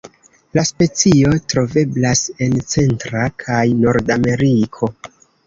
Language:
Esperanto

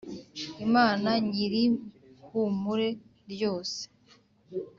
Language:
Kinyarwanda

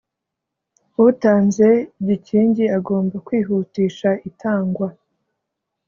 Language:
Kinyarwanda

